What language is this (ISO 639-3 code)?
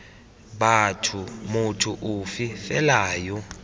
tsn